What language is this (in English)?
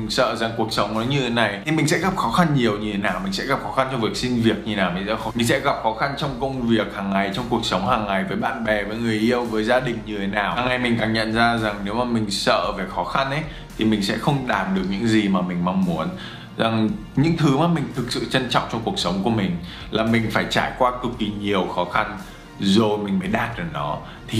Vietnamese